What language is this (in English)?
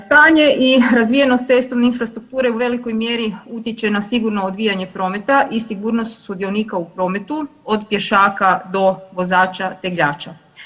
Croatian